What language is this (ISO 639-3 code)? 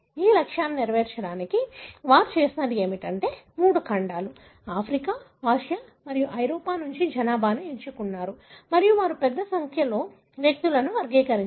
tel